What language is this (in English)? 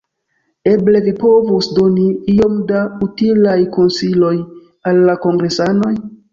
Esperanto